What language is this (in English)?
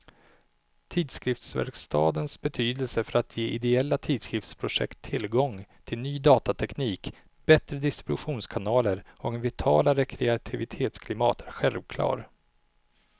Swedish